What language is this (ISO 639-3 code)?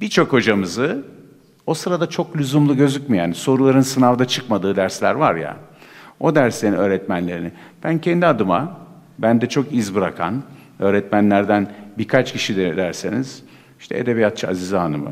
tur